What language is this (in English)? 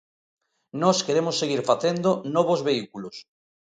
Galician